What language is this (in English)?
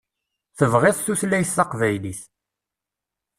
Kabyle